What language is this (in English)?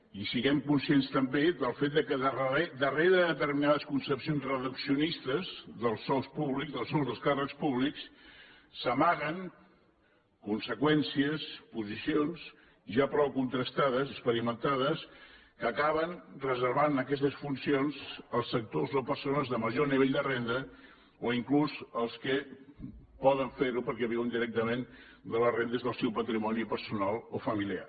Catalan